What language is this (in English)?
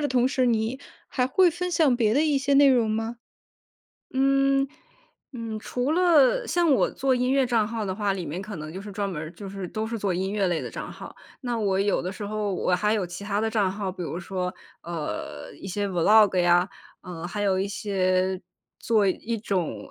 Chinese